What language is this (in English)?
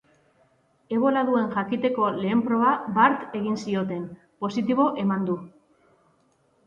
Basque